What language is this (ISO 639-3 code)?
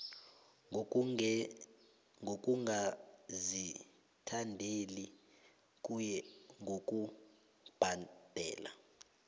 nbl